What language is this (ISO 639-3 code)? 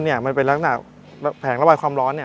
tha